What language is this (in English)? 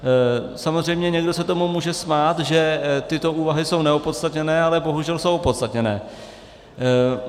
Czech